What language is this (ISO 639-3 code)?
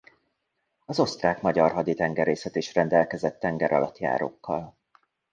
hun